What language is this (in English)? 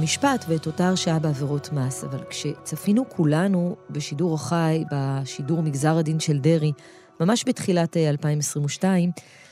Hebrew